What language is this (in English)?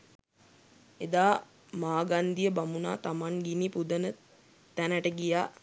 Sinhala